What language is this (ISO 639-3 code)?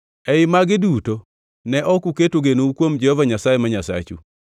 luo